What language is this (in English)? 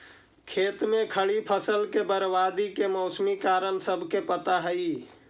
Magahi